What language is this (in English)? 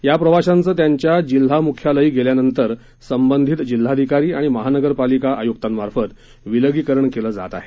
Marathi